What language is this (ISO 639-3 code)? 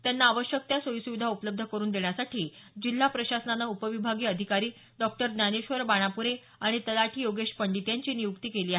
mar